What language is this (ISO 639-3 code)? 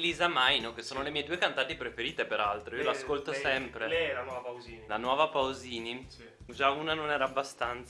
ita